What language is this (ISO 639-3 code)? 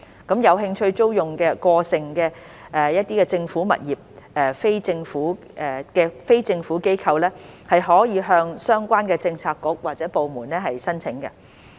yue